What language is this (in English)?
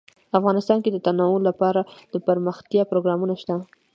Pashto